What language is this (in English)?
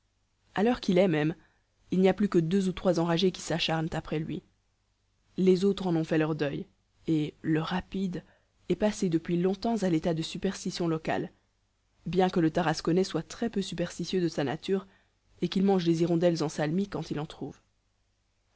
French